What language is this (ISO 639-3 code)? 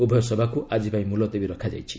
ori